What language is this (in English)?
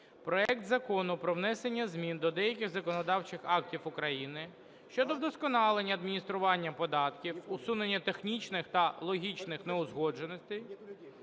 Ukrainian